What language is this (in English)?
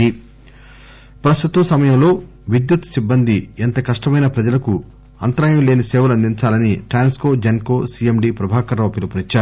Telugu